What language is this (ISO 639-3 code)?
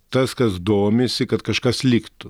lit